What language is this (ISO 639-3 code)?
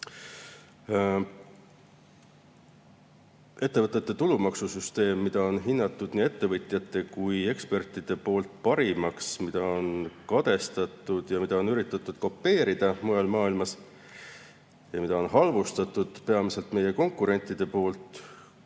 est